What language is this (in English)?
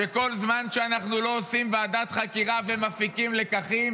Hebrew